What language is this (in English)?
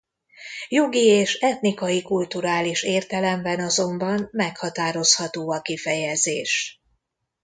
Hungarian